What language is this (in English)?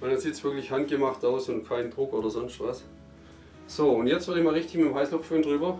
German